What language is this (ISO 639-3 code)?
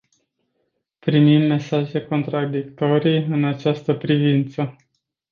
ron